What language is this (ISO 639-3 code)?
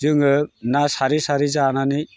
brx